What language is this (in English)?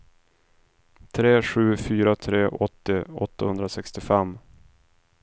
Swedish